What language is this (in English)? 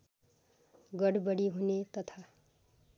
Nepali